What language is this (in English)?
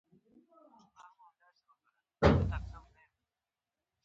Pashto